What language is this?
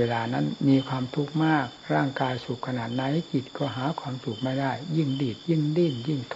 Thai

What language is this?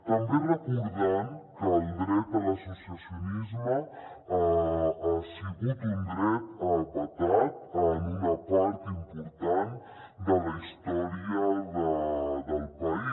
Catalan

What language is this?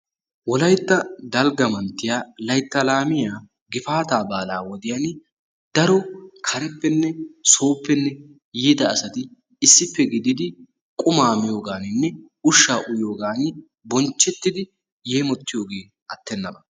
Wolaytta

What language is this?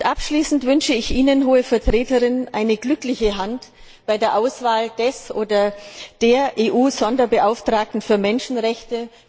German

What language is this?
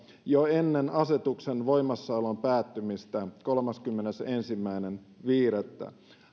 Finnish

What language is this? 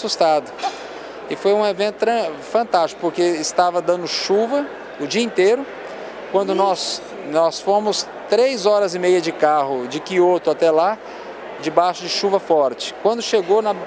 Portuguese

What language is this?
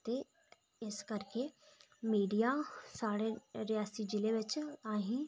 Dogri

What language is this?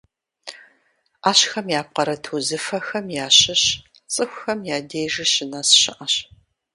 Kabardian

